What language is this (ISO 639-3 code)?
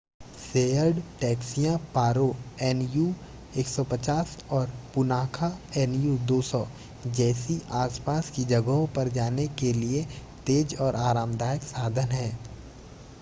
hin